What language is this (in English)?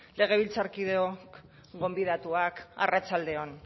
Basque